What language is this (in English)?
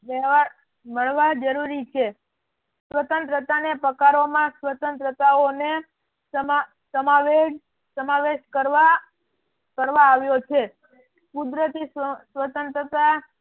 Gujarati